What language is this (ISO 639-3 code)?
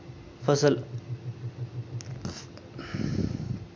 doi